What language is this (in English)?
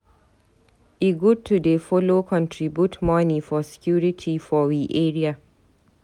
Nigerian Pidgin